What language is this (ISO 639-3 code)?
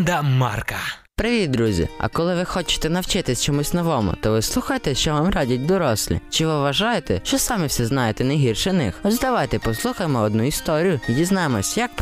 ukr